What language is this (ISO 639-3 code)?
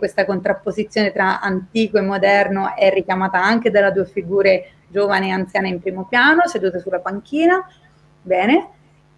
ita